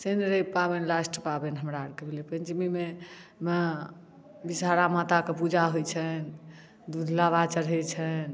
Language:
Maithili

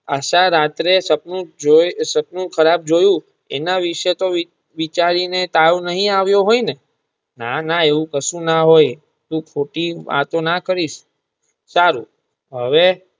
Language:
Gujarati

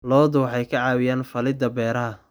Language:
Somali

